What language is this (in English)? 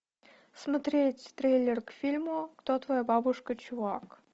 Russian